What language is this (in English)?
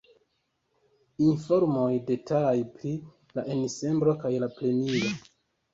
Esperanto